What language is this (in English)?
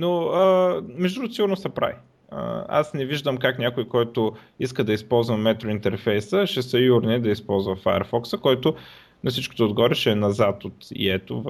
Bulgarian